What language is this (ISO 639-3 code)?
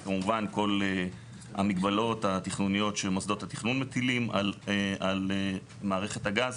heb